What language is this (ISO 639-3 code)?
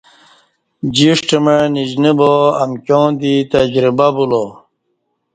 bsh